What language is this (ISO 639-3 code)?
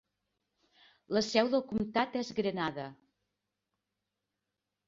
cat